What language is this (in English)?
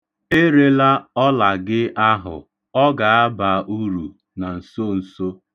Igbo